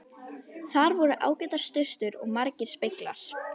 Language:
Icelandic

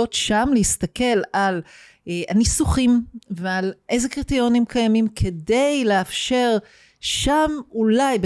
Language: Hebrew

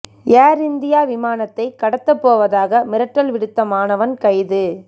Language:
Tamil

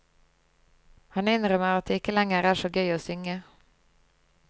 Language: Norwegian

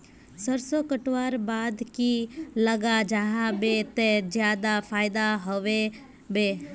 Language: Magahi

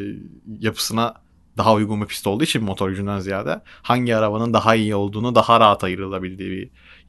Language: Turkish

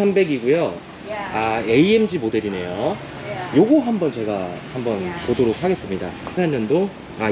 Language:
Korean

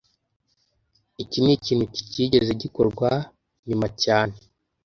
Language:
Kinyarwanda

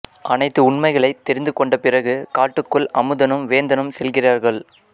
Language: Tamil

